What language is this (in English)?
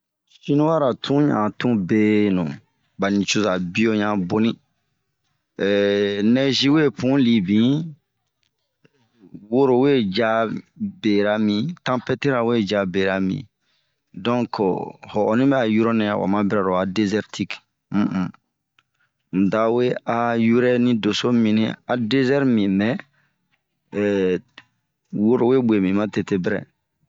Bomu